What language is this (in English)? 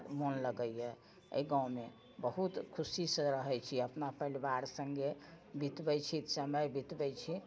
Maithili